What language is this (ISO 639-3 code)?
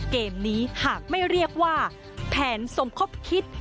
tha